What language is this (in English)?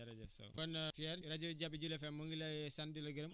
Wolof